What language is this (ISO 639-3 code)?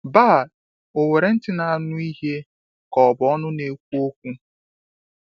ibo